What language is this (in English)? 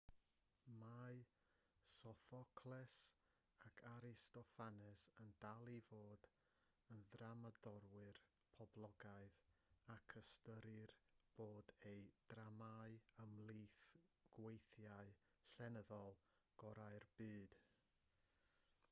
Welsh